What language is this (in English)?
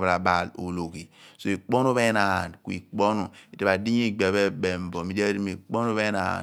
Abua